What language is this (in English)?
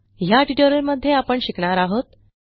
Marathi